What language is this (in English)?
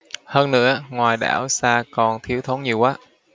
Vietnamese